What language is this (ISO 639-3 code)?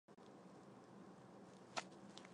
zho